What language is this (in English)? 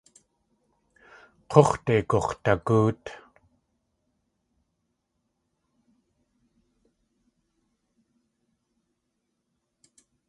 Tlingit